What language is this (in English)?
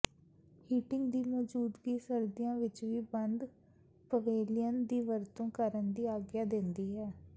Punjabi